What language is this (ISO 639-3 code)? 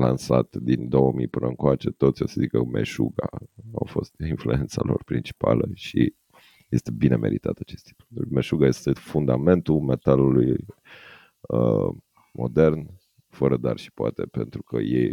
ron